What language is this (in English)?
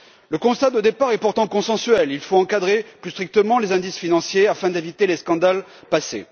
French